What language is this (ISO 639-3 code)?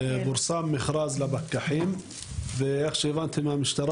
heb